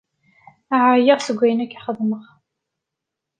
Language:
Kabyle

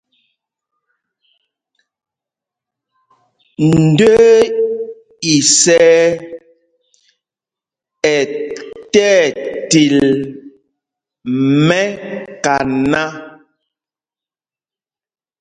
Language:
Mpumpong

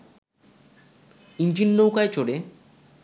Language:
Bangla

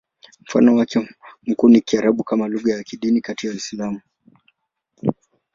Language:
Swahili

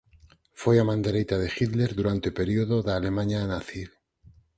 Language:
Galician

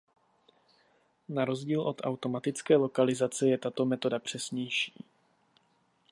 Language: Czech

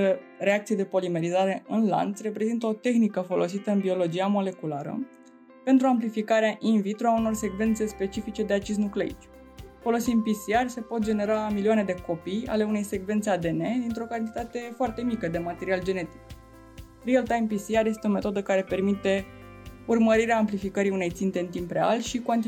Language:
Romanian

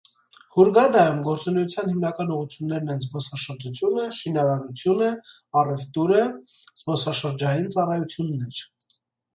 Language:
Armenian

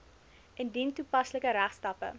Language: Afrikaans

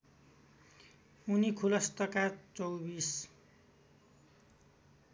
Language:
Nepali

